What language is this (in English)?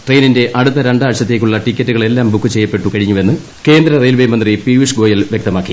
Malayalam